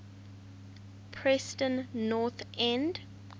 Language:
English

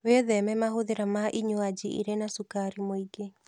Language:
Kikuyu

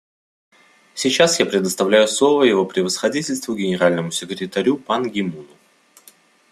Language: Russian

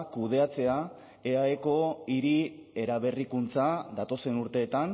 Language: Basque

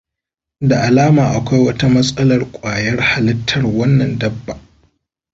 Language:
Hausa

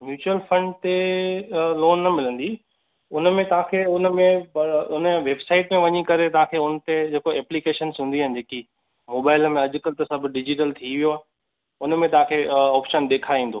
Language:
Sindhi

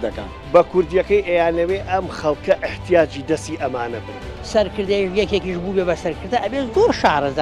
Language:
Arabic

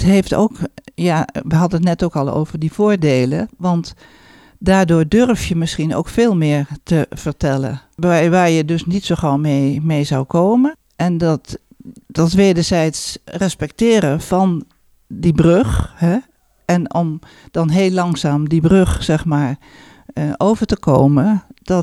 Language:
Dutch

